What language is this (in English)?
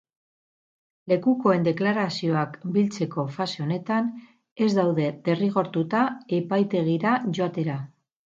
Basque